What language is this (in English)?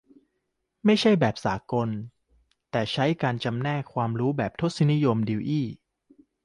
Thai